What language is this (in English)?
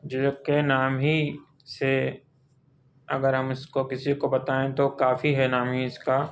Urdu